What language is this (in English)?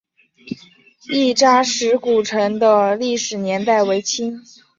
Chinese